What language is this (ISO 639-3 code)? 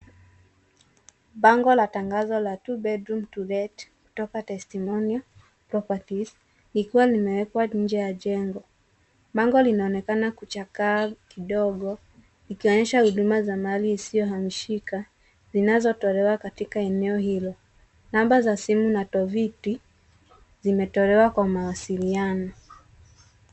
swa